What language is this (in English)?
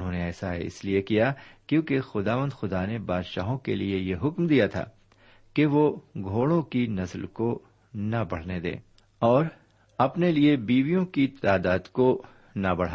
Urdu